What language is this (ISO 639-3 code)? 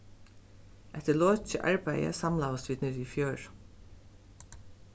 fao